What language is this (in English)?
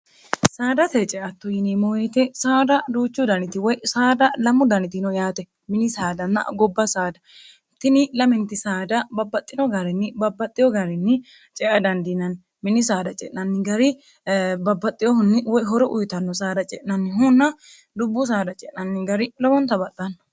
Sidamo